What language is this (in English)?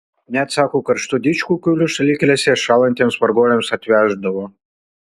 Lithuanian